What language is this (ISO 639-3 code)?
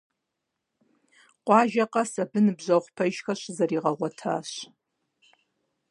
kbd